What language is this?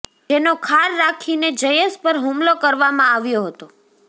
Gujarati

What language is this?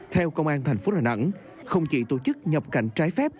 Vietnamese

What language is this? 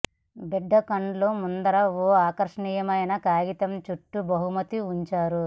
Telugu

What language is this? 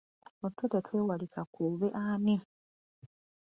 Ganda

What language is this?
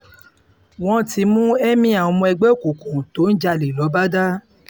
Yoruba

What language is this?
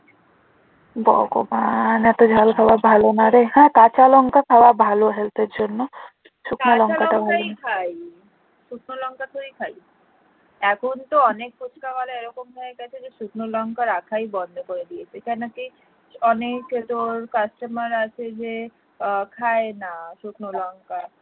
Bangla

